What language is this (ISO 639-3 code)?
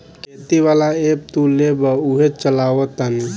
bho